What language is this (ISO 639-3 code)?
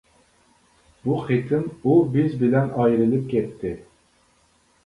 uig